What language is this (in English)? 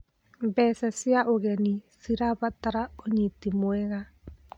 Kikuyu